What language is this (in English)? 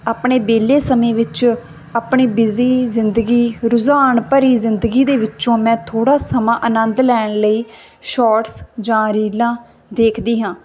Punjabi